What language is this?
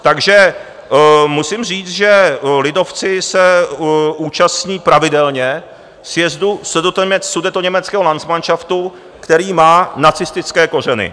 Czech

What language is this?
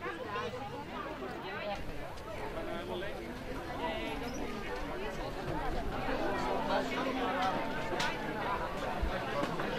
Dutch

